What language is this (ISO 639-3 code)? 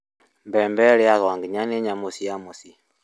kik